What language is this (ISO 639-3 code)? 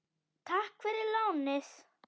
isl